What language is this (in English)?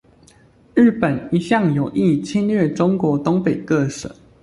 Chinese